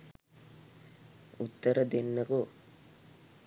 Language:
Sinhala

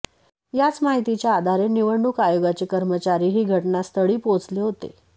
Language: Marathi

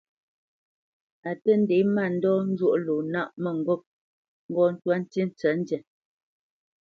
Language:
Bamenyam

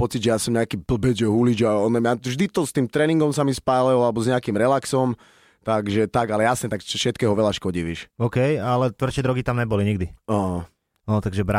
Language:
Slovak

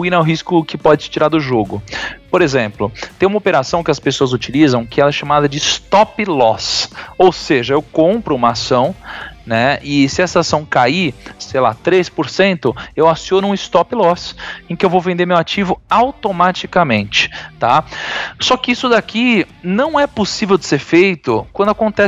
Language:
Portuguese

